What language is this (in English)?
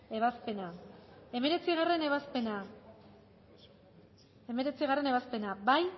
Basque